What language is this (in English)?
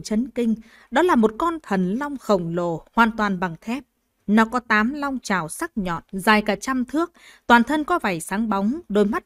Vietnamese